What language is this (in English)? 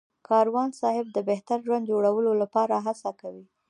Pashto